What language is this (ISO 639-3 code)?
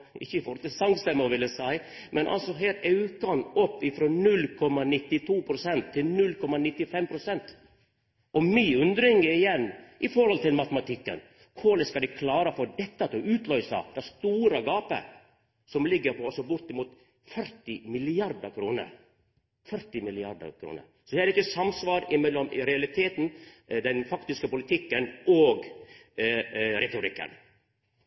nno